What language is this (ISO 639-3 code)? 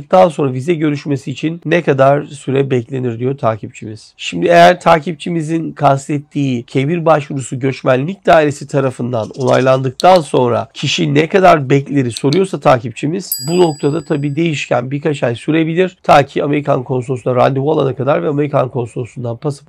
tur